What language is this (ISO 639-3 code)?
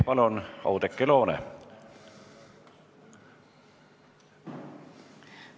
est